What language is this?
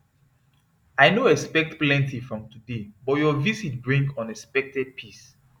Nigerian Pidgin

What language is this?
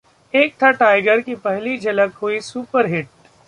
Hindi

